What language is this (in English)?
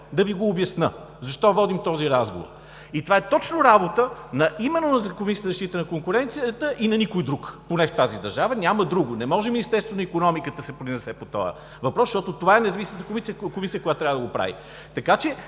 Bulgarian